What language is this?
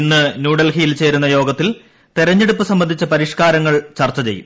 Malayalam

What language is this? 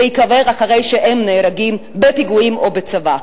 Hebrew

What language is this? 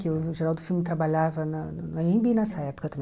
Portuguese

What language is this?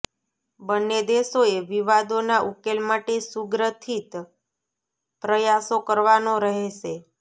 Gujarati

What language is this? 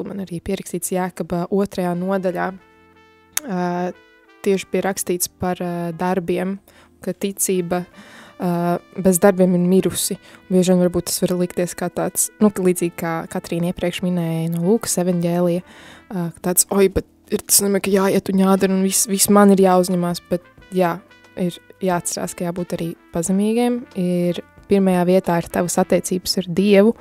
Latvian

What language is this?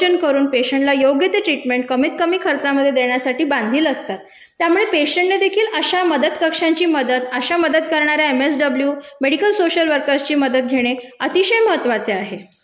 Marathi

